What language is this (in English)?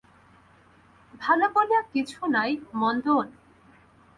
Bangla